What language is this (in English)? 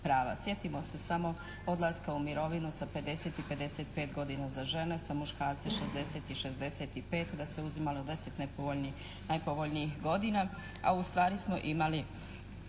Croatian